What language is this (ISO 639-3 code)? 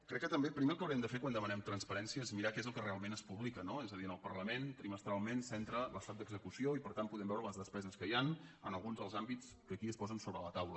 cat